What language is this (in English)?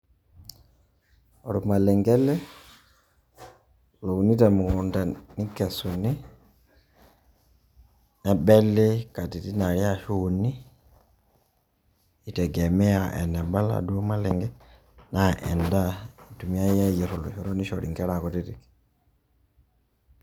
Masai